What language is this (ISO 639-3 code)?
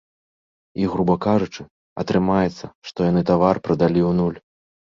bel